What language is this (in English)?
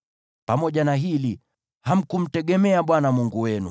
Swahili